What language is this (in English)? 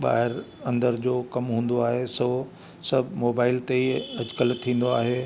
Sindhi